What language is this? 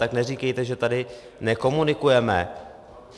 Czech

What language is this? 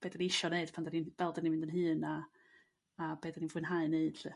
Welsh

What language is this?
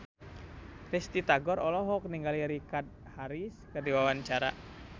Sundanese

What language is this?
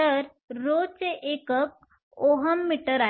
Marathi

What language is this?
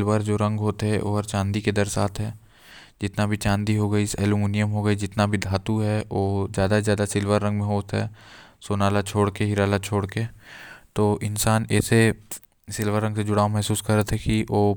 Korwa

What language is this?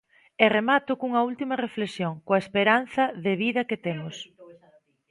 Galician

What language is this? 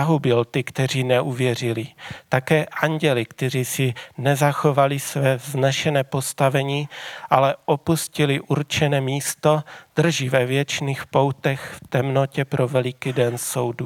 Czech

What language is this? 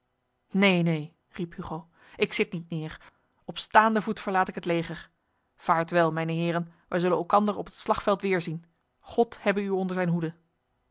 Dutch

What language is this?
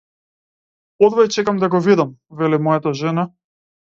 Macedonian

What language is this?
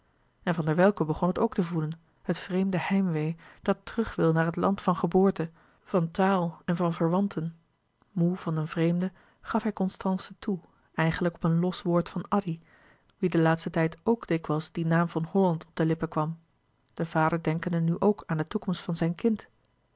Dutch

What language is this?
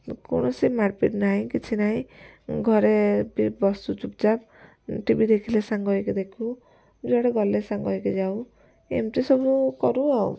Odia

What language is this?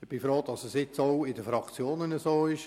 Swiss German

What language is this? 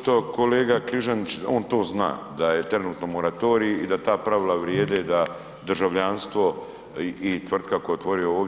Croatian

